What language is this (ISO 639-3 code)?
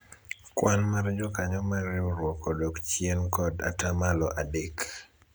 luo